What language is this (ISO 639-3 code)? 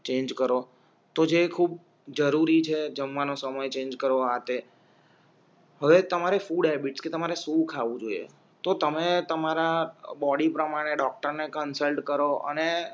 guj